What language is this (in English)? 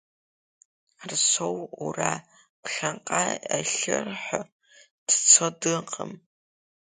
Abkhazian